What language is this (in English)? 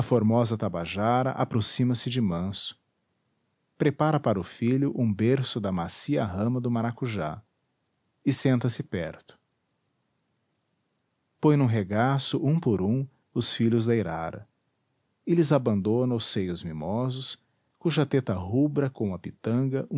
Portuguese